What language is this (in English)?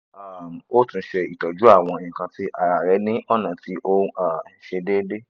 Yoruba